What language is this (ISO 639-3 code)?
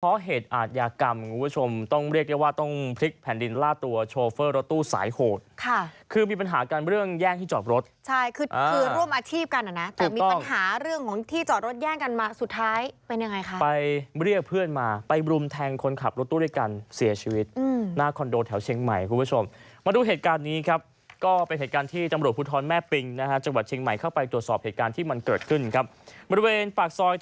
tha